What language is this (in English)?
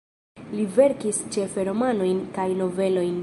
Esperanto